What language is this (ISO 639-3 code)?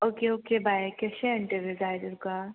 kok